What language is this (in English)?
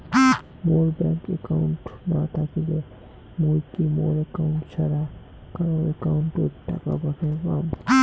Bangla